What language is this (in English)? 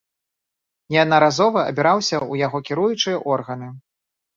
Belarusian